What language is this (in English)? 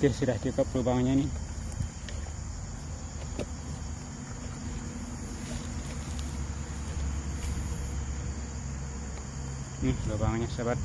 Indonesian